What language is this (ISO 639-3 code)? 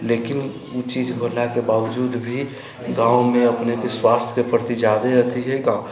mai